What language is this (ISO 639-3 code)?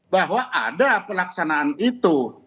ind